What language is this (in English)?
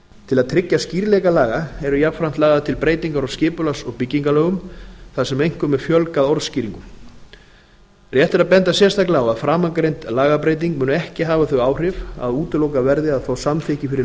Icelandic